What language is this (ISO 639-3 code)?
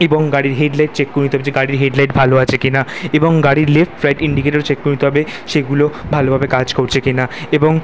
ben